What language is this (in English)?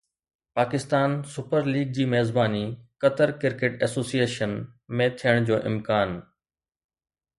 Sindhi